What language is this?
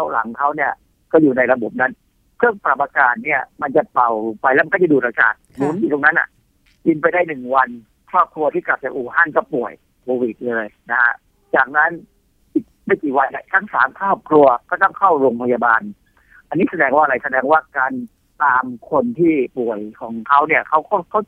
Thai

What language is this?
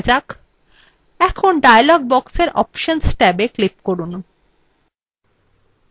Bangla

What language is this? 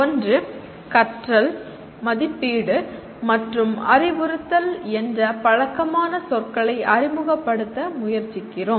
Tamil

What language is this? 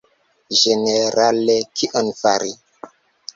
Esperanto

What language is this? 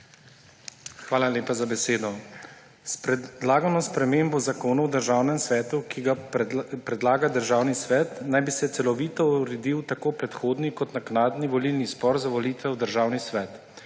Slovenian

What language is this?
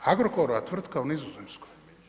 Croatian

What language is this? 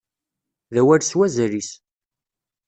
Kabyle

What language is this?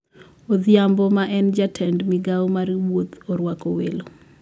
Luo (Kenya and Tanzania)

